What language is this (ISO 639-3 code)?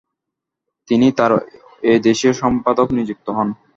ben